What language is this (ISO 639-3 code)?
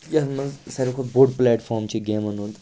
kas